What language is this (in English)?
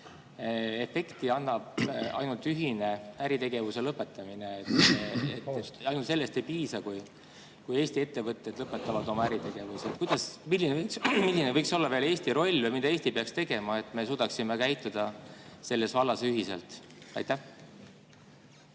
Estonian